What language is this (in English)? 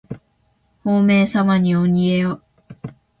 Japanese